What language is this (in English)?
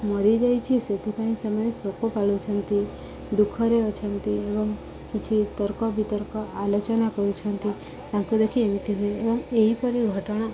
Odia